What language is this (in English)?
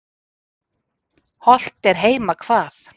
Icelandic